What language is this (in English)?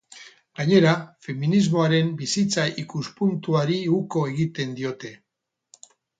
Basque